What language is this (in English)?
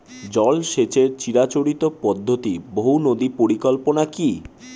Bangla